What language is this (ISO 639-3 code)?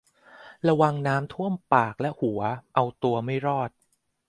tha